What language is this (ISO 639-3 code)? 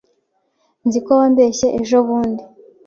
kin